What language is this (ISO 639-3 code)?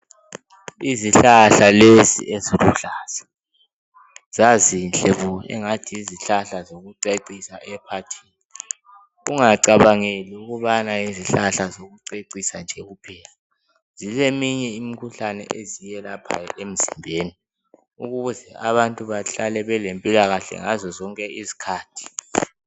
nde